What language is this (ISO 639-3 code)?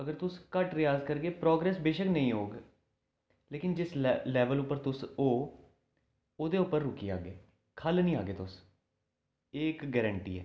doi